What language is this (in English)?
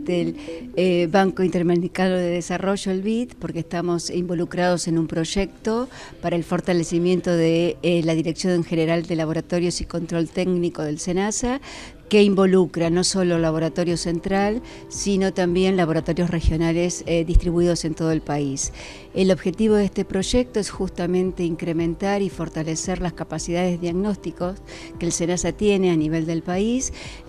Spanish